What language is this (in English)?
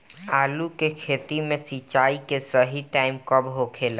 Bhojpuri